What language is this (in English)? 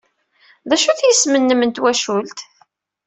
Kabyle